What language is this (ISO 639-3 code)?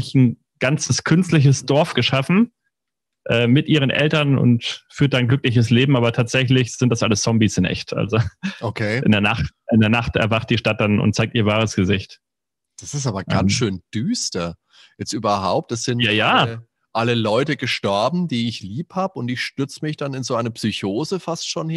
deu